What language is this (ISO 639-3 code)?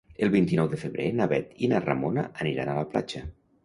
cat